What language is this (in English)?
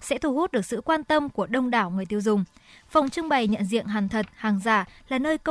Vietnamese